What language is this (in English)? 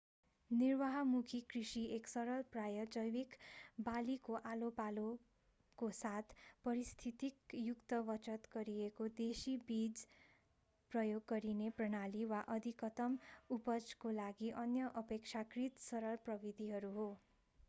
Nepali